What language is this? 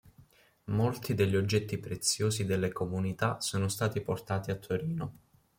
Italian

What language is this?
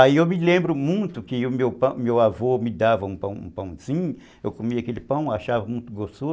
Portuguese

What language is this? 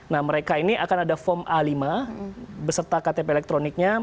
Indonesian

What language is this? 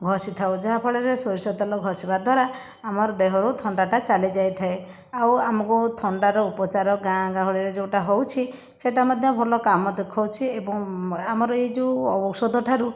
Odia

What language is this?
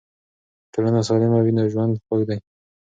Pashto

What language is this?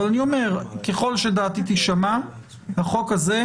Hebrew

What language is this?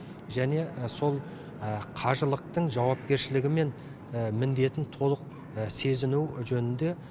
Kazakh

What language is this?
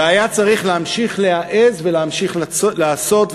Hebrew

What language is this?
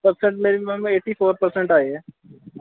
Punjabi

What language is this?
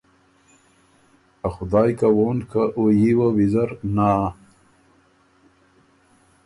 Ormuri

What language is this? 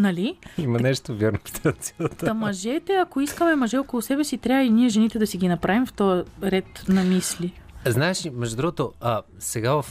Bulgarian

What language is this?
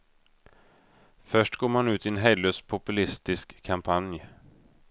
Swedish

